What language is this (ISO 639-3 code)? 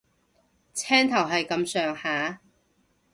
yue